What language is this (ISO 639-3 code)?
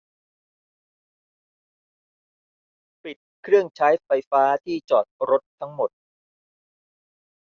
tha